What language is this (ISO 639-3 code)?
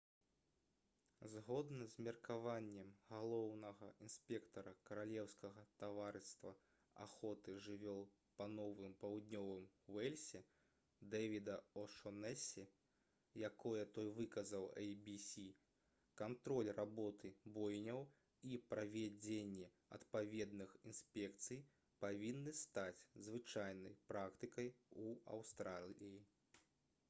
bel